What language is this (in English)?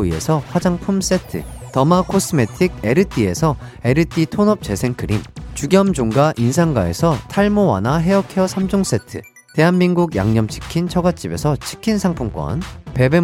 Korean